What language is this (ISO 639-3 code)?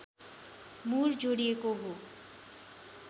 nep